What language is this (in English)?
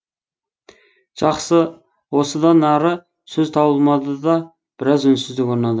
Kazakh